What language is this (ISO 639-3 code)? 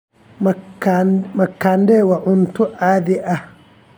som